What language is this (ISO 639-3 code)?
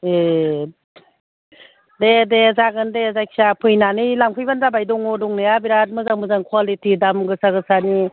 brx